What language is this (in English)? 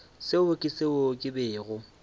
Northern Sotho